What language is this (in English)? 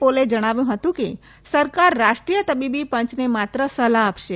Gujarati